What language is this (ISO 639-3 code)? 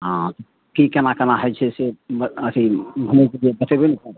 mai